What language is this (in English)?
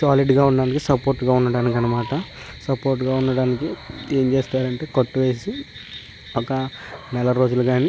Telugu